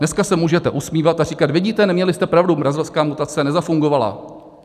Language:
Czech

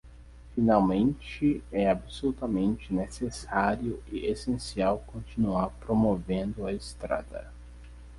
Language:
Portuguese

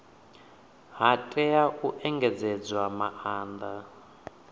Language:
Venda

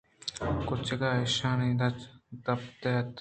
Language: Eastern Balochi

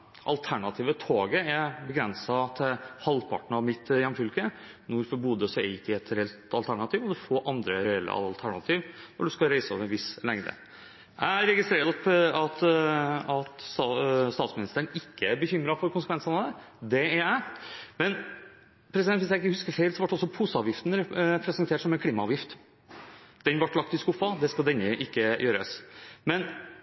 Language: Norwegian Bokmål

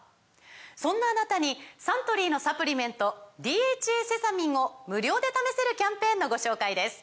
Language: Japanese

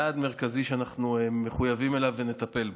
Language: Hebrew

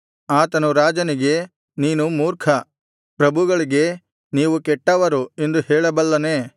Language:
Kannada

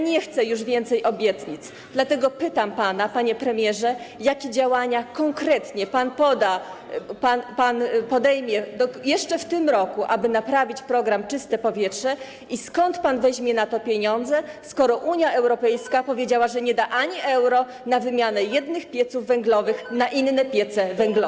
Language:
Polish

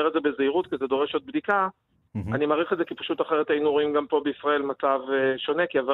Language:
Hebrew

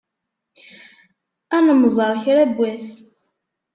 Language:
Kabyle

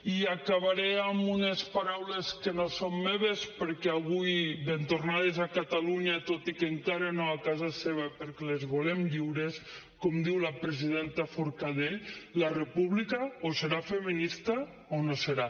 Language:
Catalan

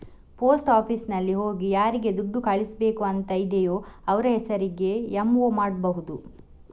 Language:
Kannada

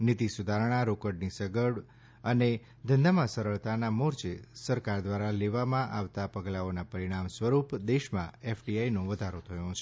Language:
Gujarati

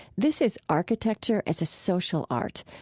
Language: English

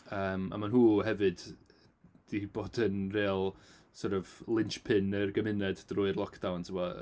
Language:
Welsh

